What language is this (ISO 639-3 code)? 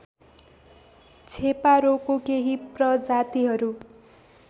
nep